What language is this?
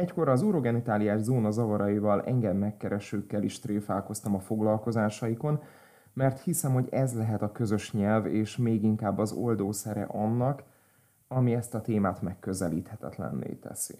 Hungarian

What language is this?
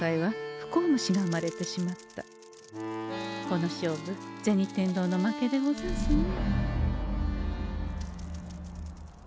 Japanese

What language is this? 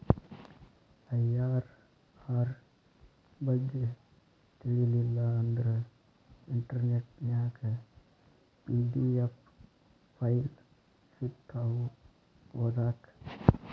Kannada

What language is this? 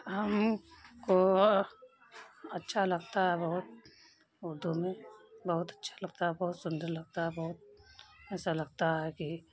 Urdu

